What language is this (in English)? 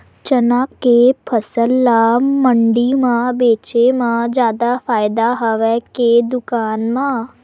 Chhattisgarhi